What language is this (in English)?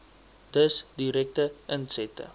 Afrikaans